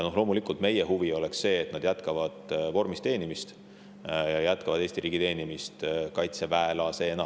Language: Estonian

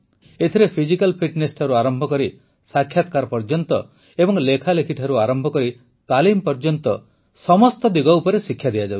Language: Odia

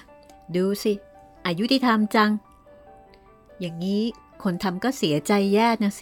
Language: Thai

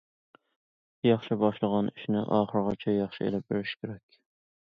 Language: Uyghur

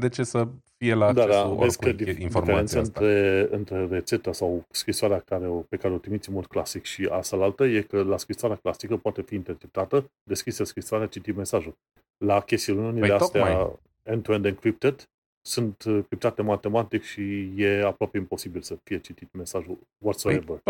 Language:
Romanian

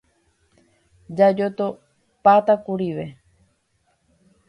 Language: Guarani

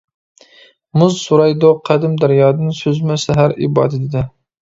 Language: Uyghur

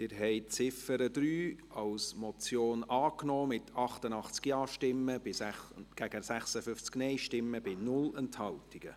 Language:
Swiss German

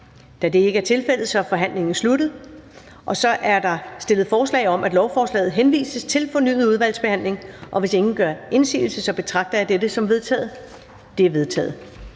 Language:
Danish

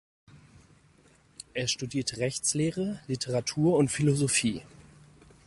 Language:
German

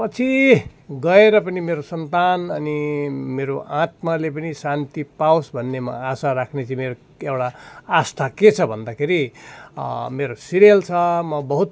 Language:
Nepali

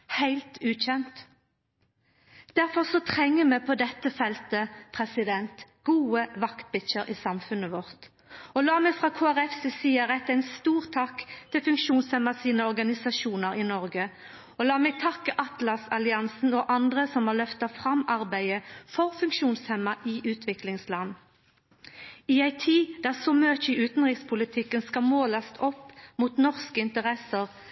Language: Norwegian Nynorsk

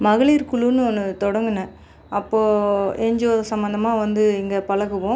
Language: Tamil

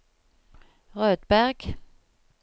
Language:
Norwegian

